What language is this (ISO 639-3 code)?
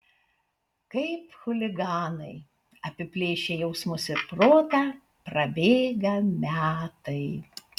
lit